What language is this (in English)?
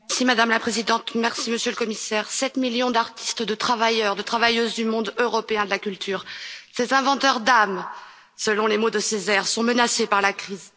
French